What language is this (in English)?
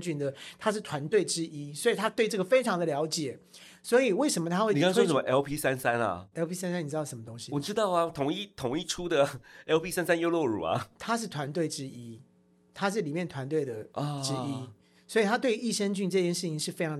Chinese